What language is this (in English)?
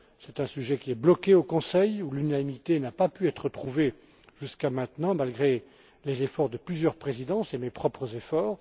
French